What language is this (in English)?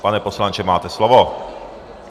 Czech